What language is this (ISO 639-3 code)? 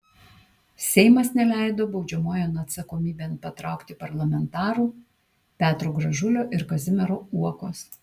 lit